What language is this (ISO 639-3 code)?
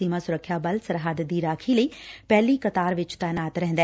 pan